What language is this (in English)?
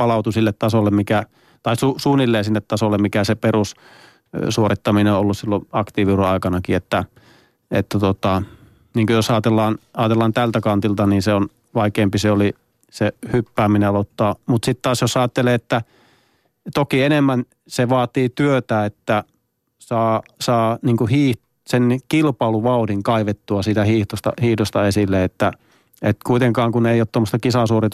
Finnish